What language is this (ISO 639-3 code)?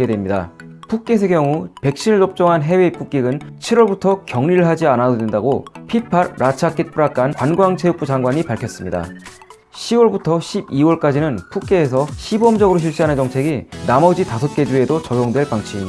kor